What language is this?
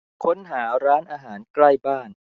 Thai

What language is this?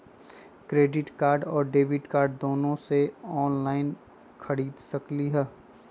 Magahi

